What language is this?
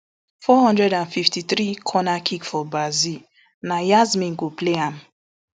Nigerian Pidgin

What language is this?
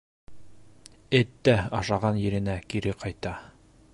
Bashkir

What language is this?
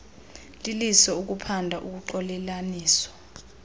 Xhosa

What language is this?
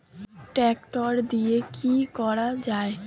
Bangla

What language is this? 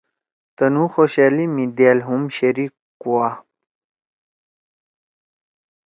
Torwali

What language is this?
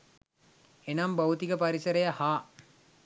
Sinhala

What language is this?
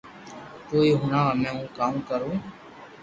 Loarki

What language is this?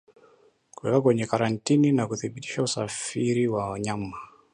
Swahili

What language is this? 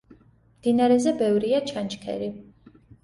Georgian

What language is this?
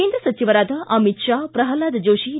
Kannada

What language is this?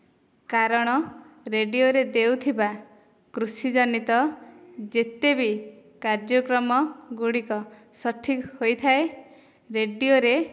Odia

